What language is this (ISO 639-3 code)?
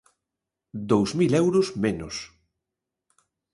glg